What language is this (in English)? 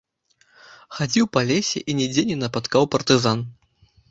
Belarusian